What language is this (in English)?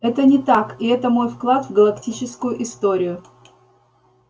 Russian